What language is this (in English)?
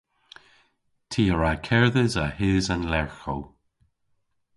Cornish